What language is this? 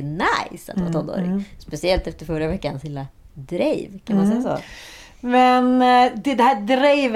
Swedish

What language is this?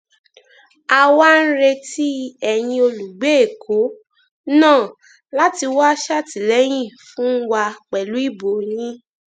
Yoruba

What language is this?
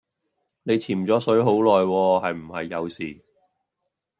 Cantonese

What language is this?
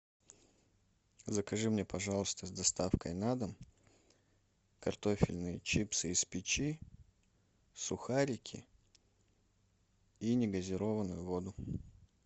Russian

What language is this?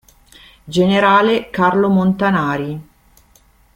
Italian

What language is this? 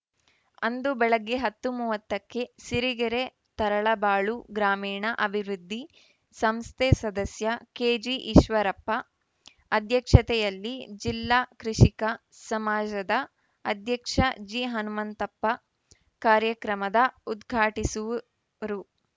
Kannada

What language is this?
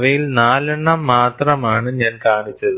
Malayalam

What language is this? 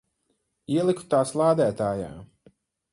Latvian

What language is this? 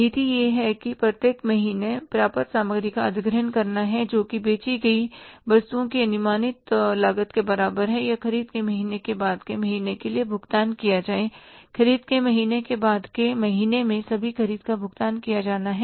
Hindi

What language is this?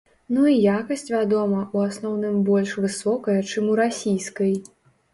Belarusian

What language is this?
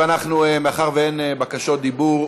Hebrew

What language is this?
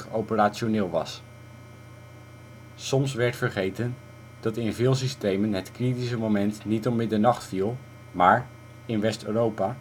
Dutch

